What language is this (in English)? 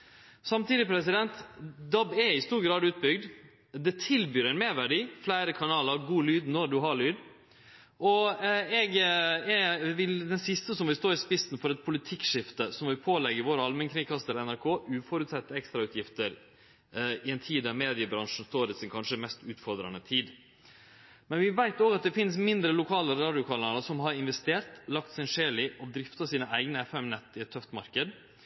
Norwegian Nynorsk